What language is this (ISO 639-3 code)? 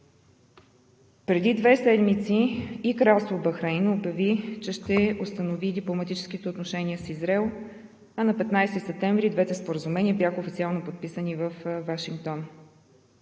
bul